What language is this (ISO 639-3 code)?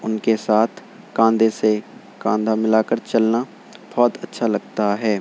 urd